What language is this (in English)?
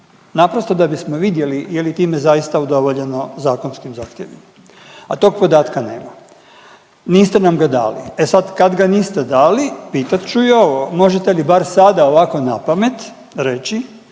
Croatian